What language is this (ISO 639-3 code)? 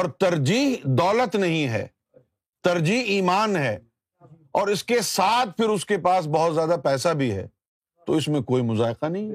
urd